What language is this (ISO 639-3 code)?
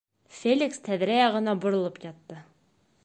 bak